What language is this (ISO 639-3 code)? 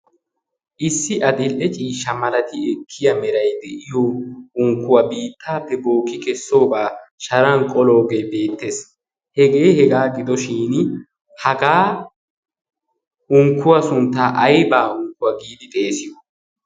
wal